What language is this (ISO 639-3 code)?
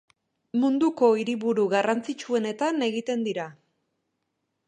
eus